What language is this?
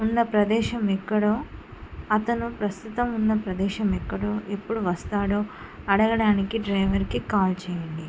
Telugu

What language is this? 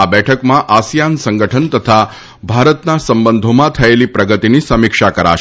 Gujarati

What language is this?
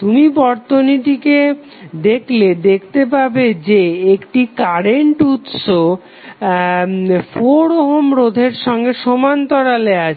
Bangla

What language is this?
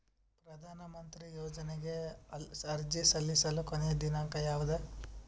Kannada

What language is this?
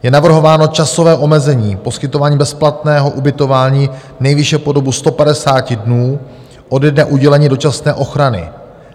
Czech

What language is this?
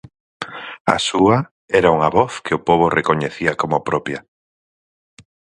Galician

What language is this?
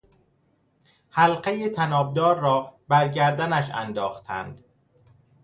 Persian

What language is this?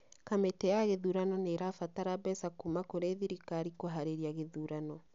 Kikuyu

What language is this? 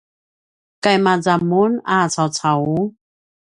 Paiwan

